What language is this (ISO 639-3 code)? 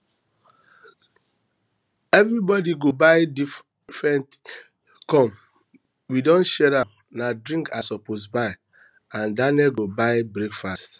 pcm